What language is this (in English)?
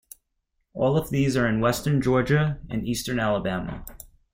English